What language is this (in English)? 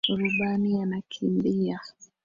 Swahili